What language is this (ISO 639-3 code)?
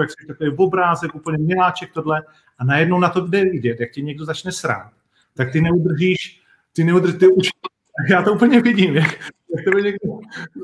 ces